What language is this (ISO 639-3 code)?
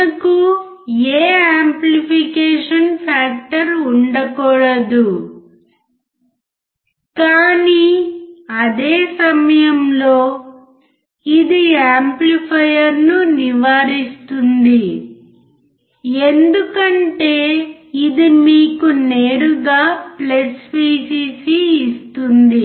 tel